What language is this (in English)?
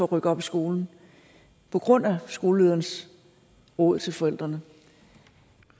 Danish